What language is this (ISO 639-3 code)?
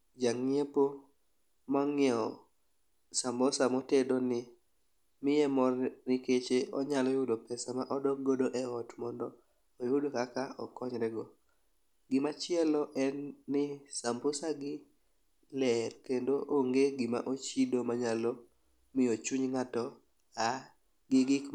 luo